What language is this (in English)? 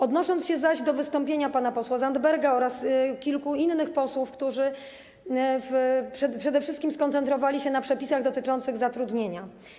Polish